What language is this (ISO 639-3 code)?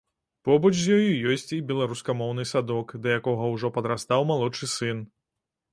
bel